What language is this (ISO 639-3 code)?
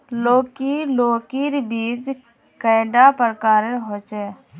mag